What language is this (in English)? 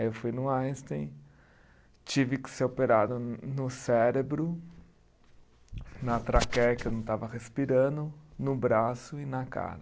Portuguese